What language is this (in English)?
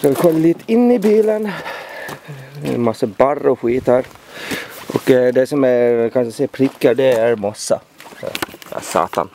Swedish